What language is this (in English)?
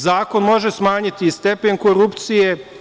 Serbian